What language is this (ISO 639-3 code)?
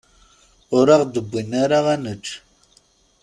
kab